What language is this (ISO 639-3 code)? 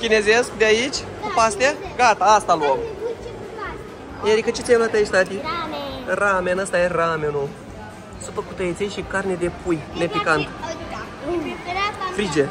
ron